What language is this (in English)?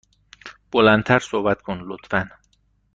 Persian